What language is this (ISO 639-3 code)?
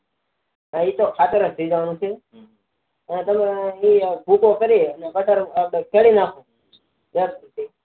guj